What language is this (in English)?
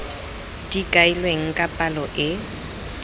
Tswana